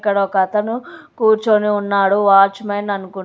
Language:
Telugu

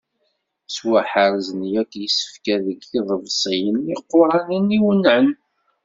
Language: Kabyle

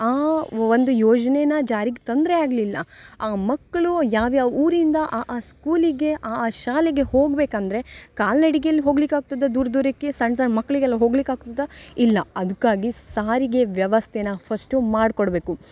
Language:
Kannada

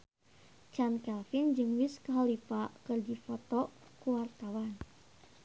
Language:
Sundanese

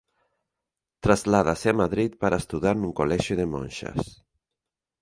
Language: Galician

